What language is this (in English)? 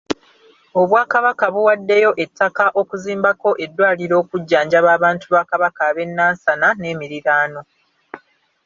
Ganda